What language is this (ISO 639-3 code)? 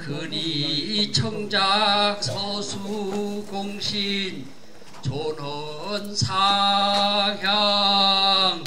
kor